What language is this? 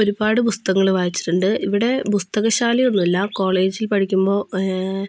Malayalam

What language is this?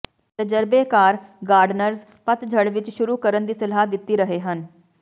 Punjabi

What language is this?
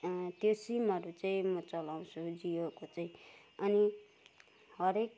Nepali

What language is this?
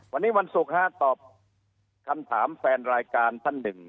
Thai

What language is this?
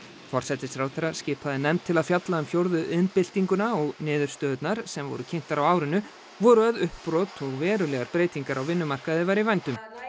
Icelandic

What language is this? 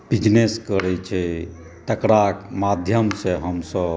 Maithili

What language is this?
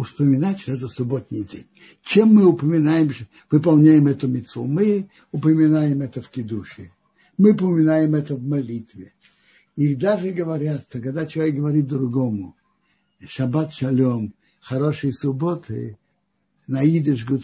Russian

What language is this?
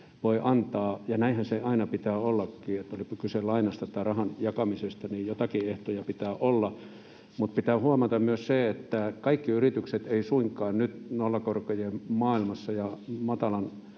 Finnish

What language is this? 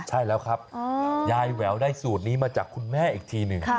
Thai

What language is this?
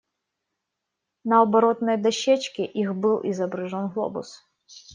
Russian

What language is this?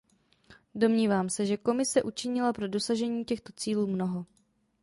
Czech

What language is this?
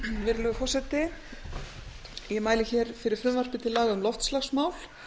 Icelandic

